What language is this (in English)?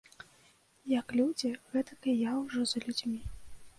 Belarusian